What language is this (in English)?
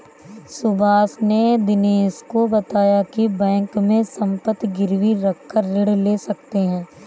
Hindi